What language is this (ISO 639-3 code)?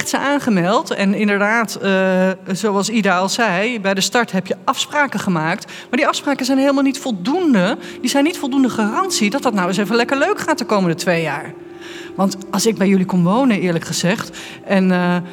nld